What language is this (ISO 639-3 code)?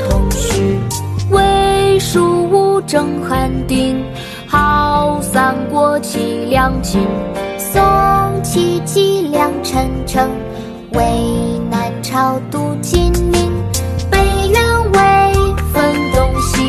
zho